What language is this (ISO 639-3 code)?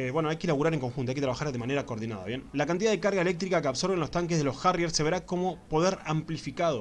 spa